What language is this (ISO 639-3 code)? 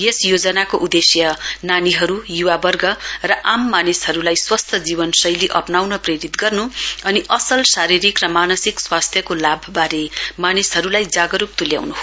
nep